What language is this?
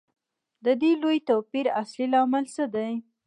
Pashto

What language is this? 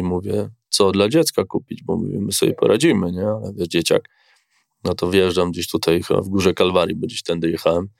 Polish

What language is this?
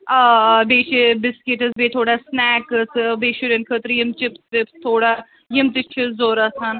Kashmiri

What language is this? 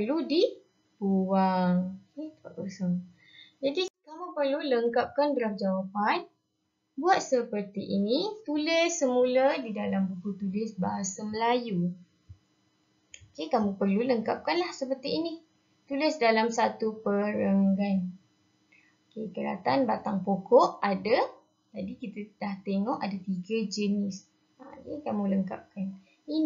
Malay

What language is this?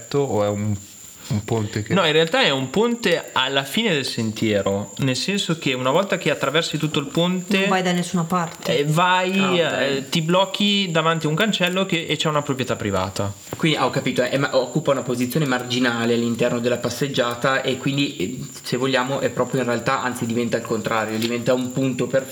Italian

